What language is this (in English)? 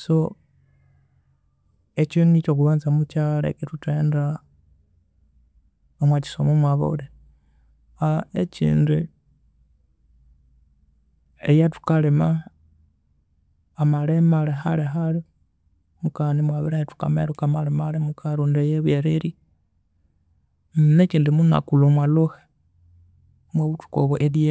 Konzo